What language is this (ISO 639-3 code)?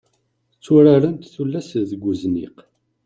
kab